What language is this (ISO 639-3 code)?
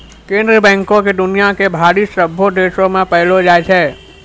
mai